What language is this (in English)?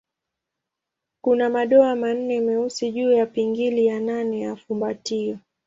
Swahili